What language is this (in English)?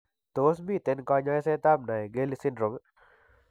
Kalenjin